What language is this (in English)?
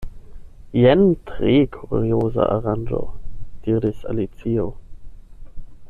Esperanto